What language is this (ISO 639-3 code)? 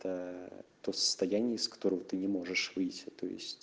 rus